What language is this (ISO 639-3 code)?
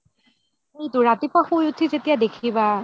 asm